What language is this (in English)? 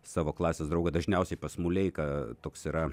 Lithuanian